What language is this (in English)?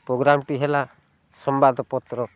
Odia